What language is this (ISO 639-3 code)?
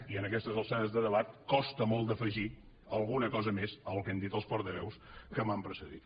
cat